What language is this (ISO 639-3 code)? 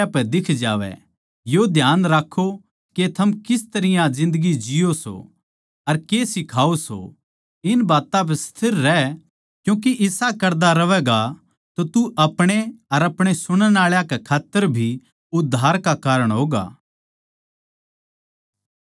bgc